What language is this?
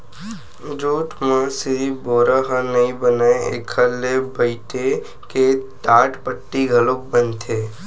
Chhattisgarhi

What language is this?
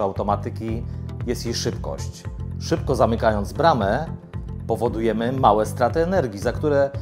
Polish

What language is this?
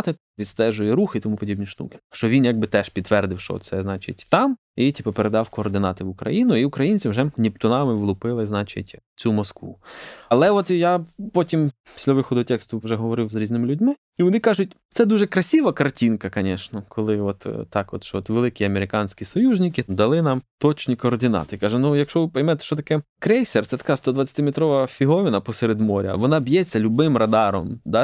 Ukrainian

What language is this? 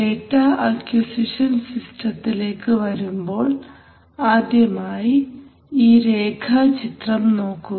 Malayalam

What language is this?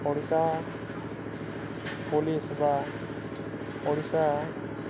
Odia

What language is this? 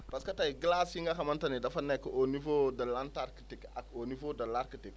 Wolof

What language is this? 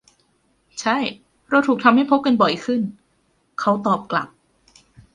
Thai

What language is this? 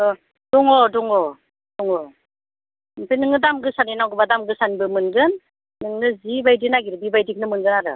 Bodo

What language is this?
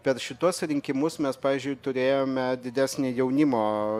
Lithuanian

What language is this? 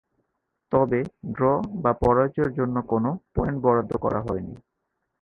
Bangla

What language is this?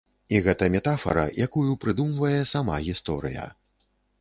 Belarusian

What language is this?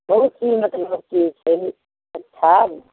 Maithili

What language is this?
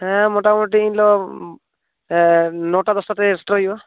Santali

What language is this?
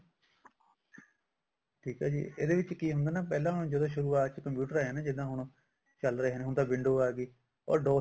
Punjabi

